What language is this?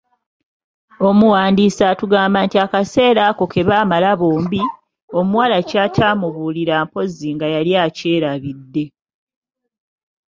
Ganda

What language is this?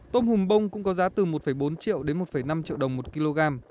Vietnamese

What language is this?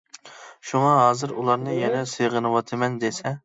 Uyghur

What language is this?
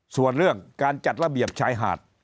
Thai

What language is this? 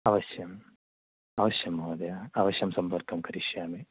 Sanskrit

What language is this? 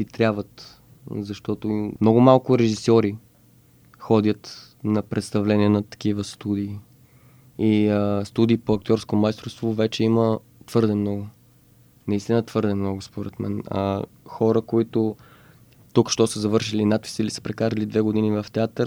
Bulgarian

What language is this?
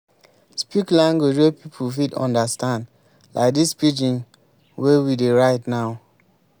Nigerian Pidgin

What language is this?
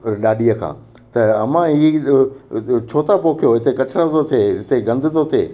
Sindhi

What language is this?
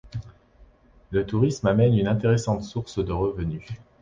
French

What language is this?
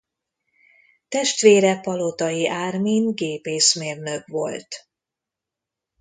Hungarian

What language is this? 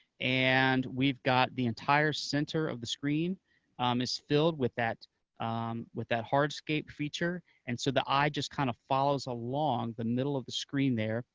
English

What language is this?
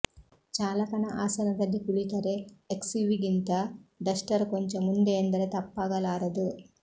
Kannada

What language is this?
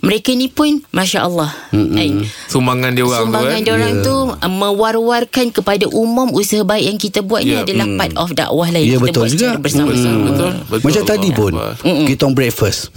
Malay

